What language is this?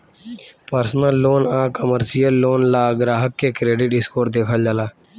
Bhojpuri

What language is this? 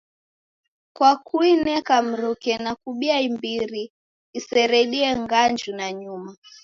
Taita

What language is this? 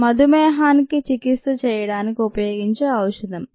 Telugu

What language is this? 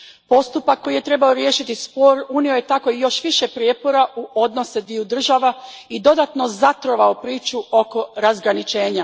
Croatian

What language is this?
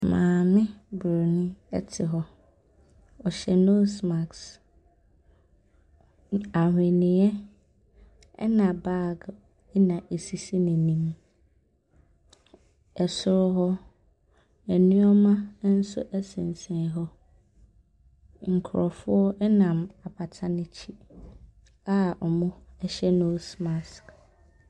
Akan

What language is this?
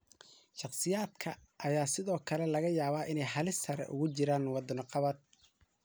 Somali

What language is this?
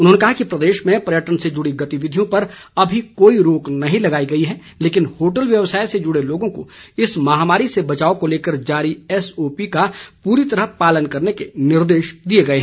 Hindi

